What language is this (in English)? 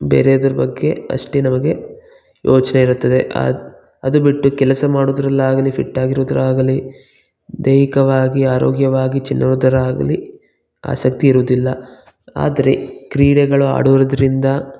Kannada